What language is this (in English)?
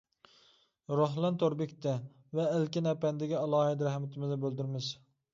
Uyghur